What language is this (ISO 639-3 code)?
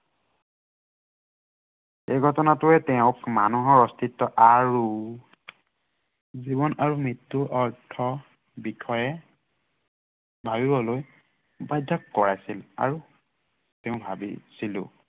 asm